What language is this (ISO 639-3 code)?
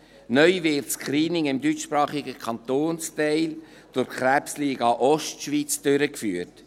gsw